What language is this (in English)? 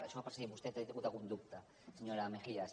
Catalan